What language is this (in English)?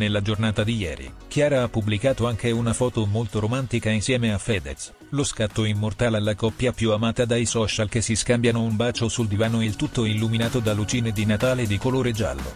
Italian